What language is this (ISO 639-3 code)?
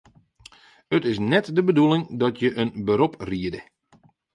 fry